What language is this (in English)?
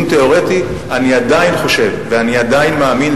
Hebrew